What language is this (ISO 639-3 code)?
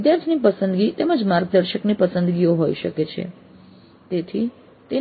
guj